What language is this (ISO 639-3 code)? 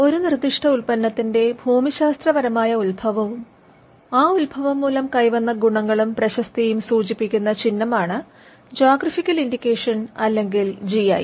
mal